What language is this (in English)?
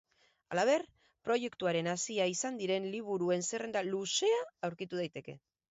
Basque